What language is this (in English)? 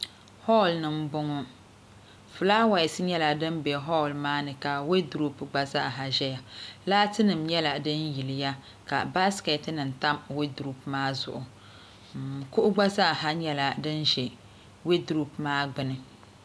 Dagbani